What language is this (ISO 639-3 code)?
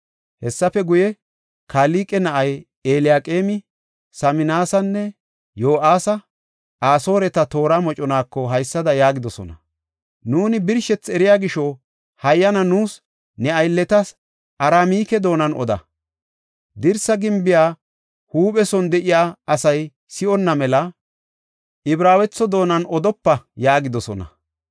gof